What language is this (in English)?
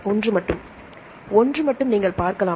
Tamil